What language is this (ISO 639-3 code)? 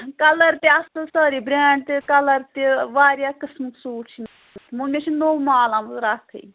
kas